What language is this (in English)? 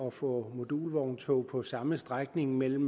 Danish